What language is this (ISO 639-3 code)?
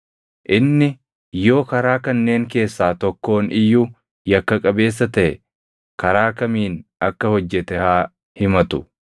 orm